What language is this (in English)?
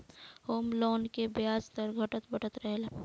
Bhojpuri